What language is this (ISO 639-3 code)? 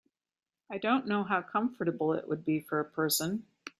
eng